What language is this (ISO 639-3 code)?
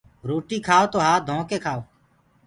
ggg